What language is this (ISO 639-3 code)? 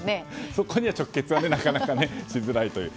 jpn